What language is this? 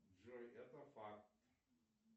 Russian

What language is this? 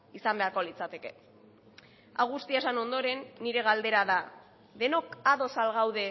Basque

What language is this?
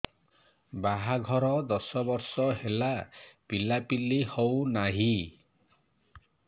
Odia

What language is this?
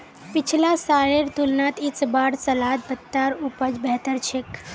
Magahi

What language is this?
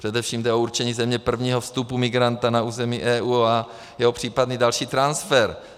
Czech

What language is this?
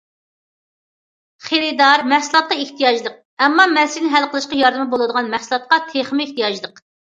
Uyghur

